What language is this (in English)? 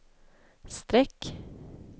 Swedish